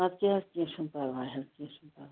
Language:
Kashmiri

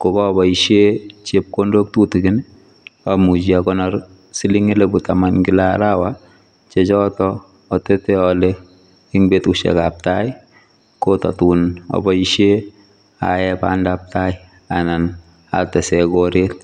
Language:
Kalenjin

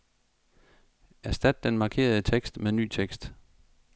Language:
Danish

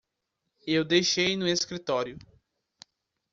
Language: Portuguese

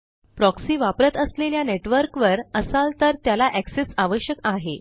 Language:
Marathi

